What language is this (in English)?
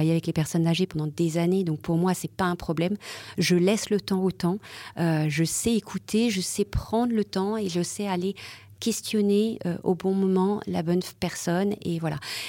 French